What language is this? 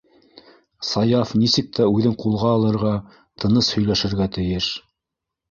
Bashkir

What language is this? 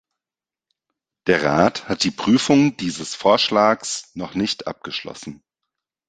German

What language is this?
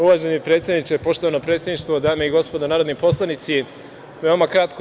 Serbian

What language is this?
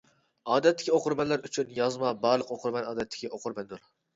Uyghur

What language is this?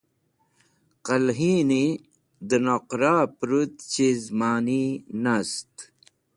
Wakhi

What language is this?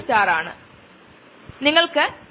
Malayalam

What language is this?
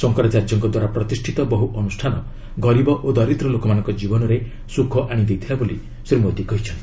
Odia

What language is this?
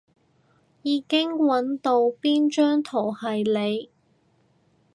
Cantonese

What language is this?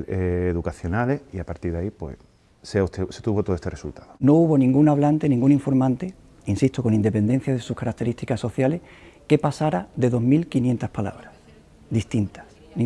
Spanish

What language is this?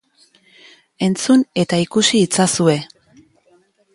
Basque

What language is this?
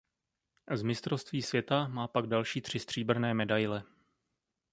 Czech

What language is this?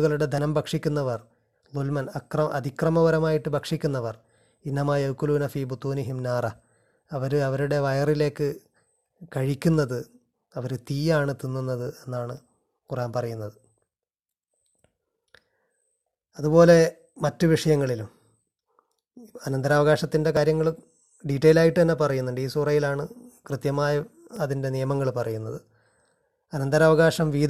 Malayalam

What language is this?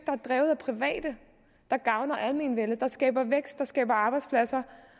Danish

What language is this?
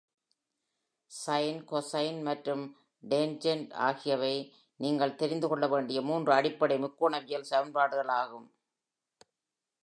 Tamil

